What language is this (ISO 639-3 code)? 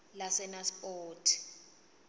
ssw